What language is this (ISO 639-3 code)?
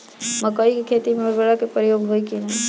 bho